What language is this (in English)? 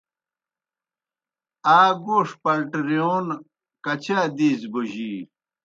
Kohistani Shina